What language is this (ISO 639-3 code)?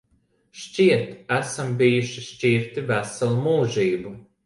lav